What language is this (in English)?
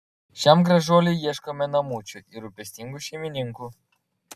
Lithuanian